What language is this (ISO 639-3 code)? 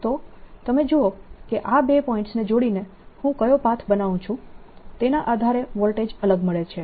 guj